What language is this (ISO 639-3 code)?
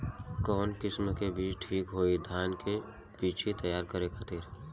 bho